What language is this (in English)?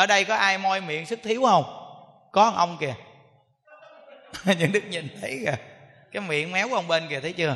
Vietnamese